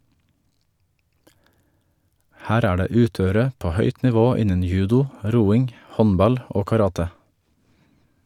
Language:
Norwegian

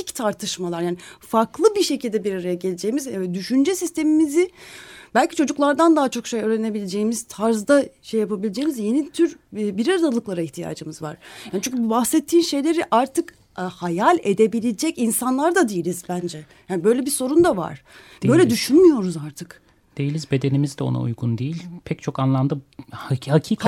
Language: Turkish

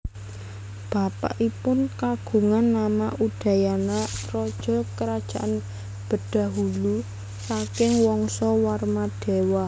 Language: Javanese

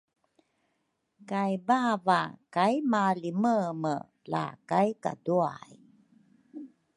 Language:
Rukai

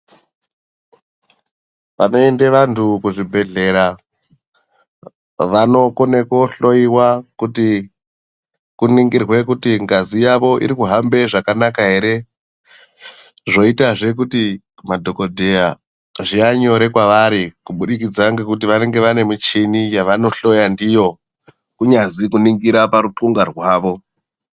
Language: Ndau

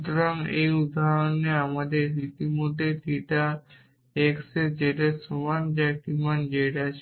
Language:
Bangla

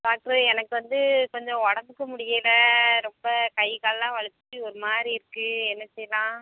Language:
Tamil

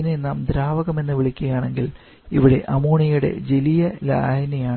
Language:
Malayalam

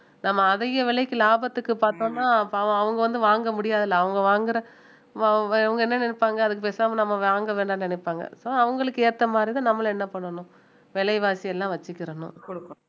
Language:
Tamil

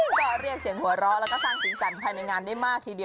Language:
Thai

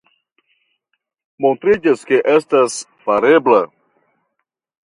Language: Esperanto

